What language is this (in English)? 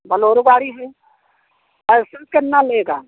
Hindi